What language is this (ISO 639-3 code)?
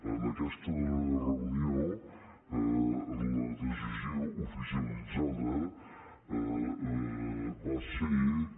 cat